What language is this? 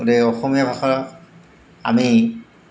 Assamese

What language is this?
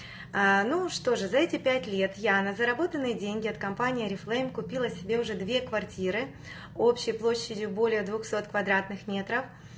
Russian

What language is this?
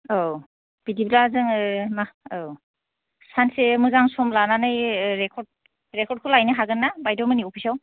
Bodo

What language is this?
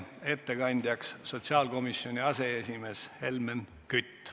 Estonian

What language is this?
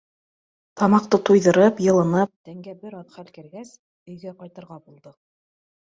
Bashkir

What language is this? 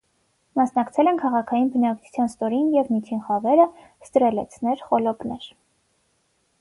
Armenian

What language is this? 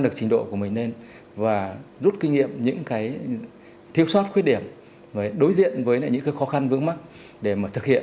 Vietnamese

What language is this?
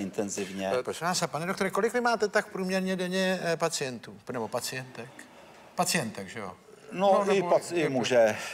Czech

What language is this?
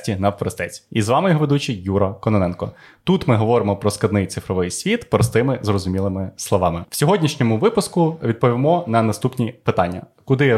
Ukrainian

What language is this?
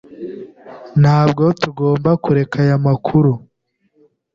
Kinyarwanda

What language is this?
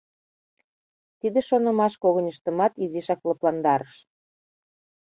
Mari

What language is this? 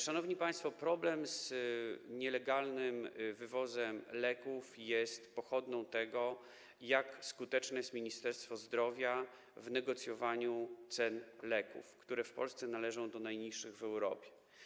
Polish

